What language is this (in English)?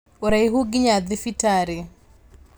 Kikuyu